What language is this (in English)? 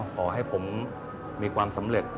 Thai